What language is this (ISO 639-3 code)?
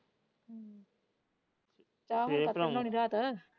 pan